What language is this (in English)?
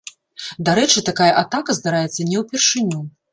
Belarusian